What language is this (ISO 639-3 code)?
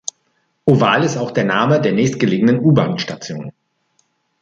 deu